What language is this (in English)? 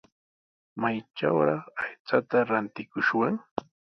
Sihuas Ancash Quechua